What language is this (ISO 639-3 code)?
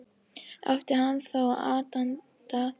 isl